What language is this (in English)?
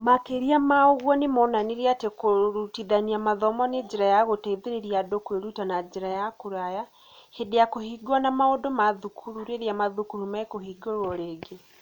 Kikuyu